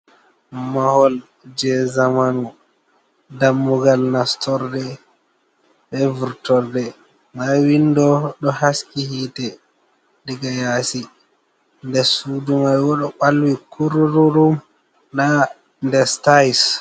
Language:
Fula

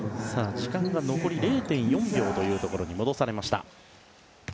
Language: Japanese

